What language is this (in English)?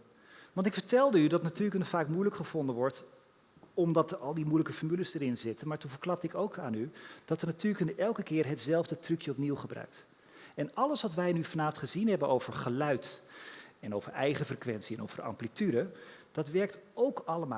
Dutch